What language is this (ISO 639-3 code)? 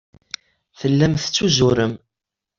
kab